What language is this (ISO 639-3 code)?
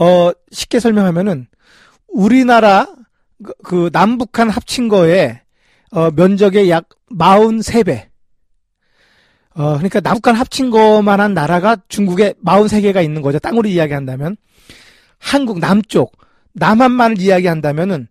kor